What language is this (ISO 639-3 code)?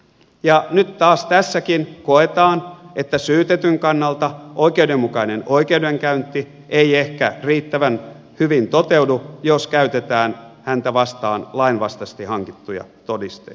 fin